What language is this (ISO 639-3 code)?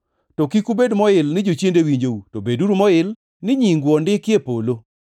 luo